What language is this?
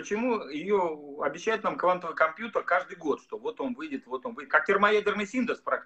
Russian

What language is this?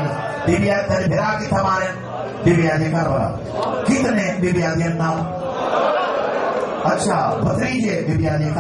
Arabic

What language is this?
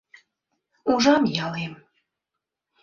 Mari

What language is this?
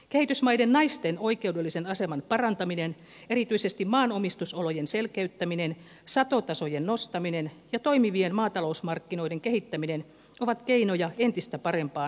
Finnish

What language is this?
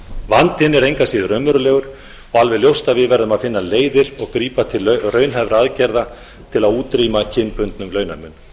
Icelandic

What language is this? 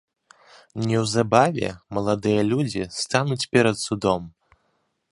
Belarusian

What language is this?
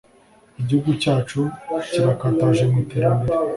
Kinyarwanda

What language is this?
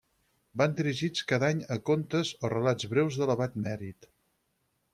Catalan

